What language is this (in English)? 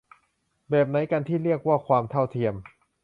Thai